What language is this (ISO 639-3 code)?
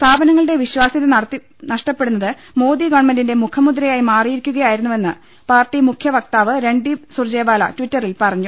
mal